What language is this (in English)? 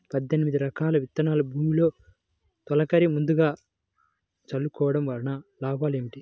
Telugu